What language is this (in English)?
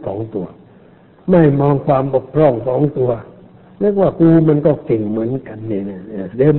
Thai